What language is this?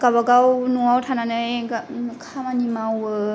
Bodo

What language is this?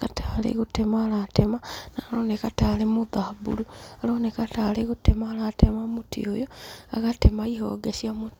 Kikuyu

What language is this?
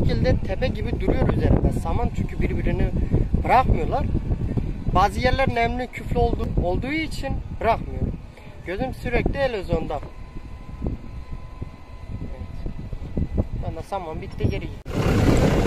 Turkish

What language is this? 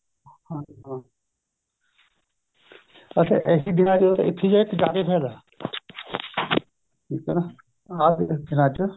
Punjabi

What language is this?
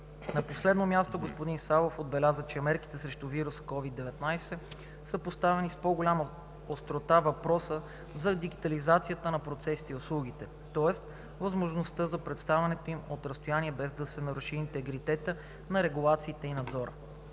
Bulgarian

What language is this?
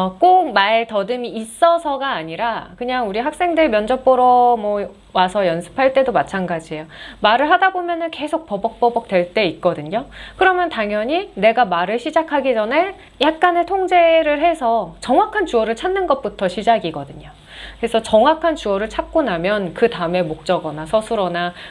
Korean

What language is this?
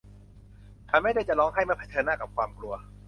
Thai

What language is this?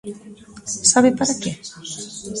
Galician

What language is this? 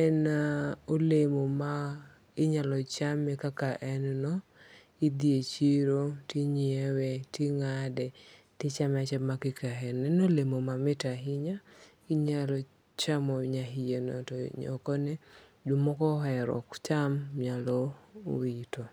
Luo (Kenya and Tanzania)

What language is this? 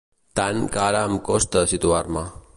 Catalan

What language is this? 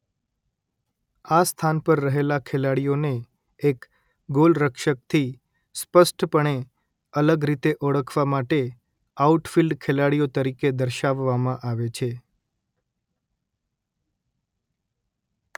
Gujarati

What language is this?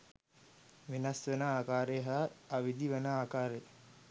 Sinhala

